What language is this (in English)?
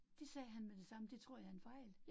Danish